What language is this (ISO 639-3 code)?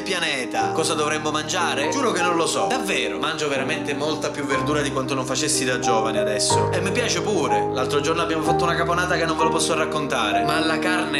ita